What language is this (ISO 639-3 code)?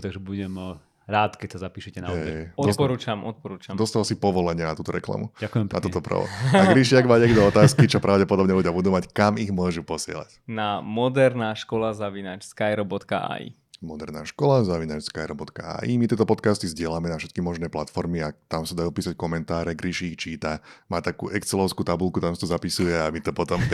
slk